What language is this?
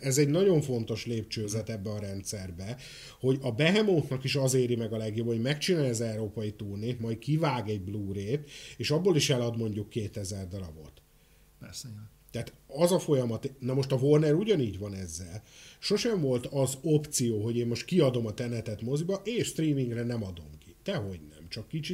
Hungarian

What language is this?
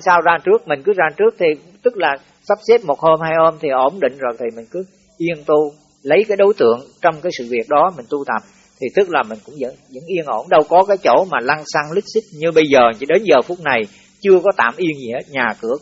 Vietnamese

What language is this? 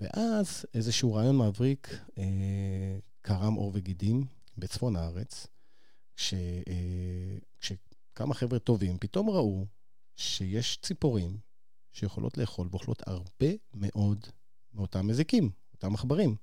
Hebrew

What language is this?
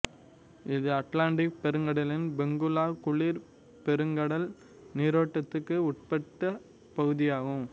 Tamil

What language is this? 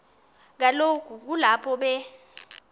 Xhosa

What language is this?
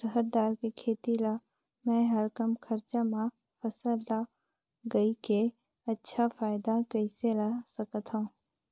Chhattisgarhi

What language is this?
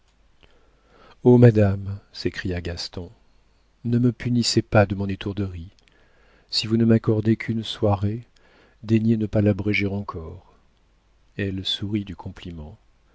French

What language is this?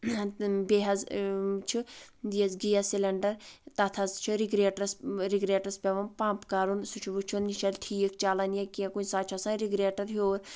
Kashmiri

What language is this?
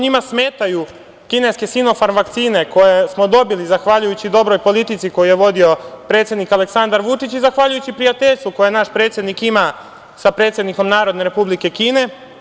Serbian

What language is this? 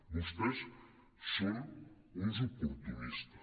Catalan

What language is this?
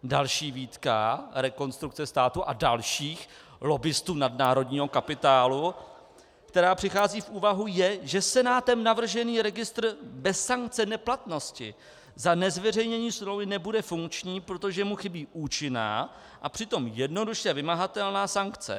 Czech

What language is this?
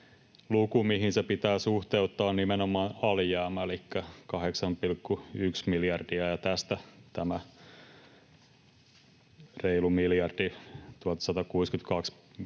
Finnish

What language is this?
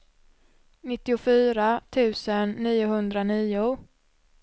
Swedish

